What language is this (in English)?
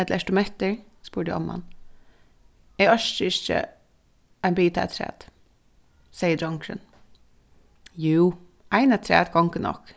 Faroese